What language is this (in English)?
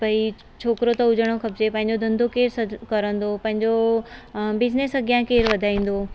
Sindhi